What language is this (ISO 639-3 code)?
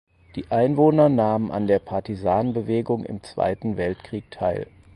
deu